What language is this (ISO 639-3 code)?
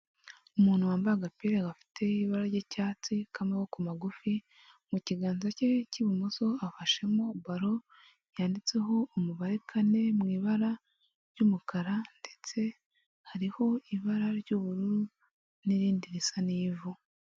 kin